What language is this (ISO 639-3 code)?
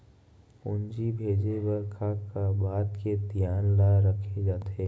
hne